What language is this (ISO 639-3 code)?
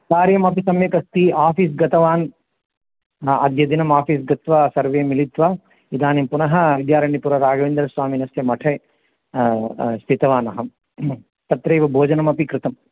san